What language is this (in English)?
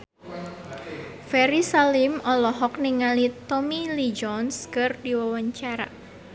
Sundanese